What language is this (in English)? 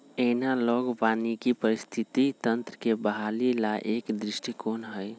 Magahi